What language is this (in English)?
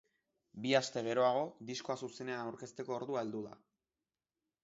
Basque